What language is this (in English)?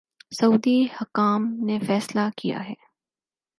Urdu